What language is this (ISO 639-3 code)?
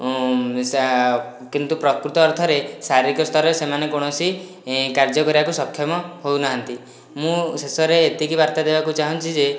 ori